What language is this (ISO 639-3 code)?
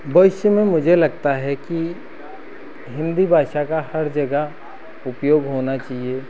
hin